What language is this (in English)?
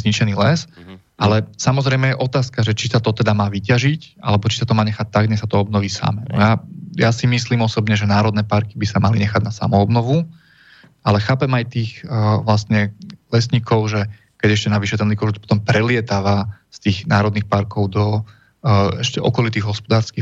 Slovak